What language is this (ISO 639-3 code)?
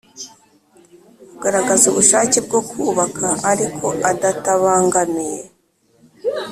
kin